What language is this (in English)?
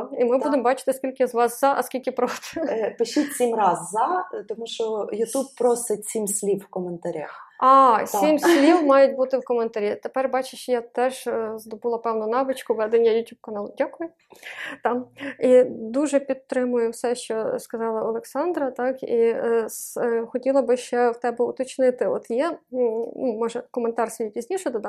Ukrainian